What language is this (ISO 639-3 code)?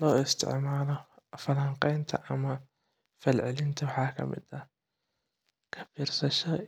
som